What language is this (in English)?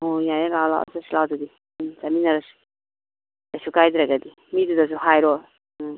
Manipuri